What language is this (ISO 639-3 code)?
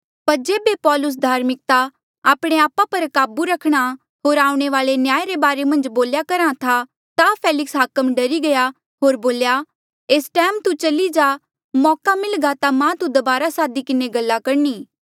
mjl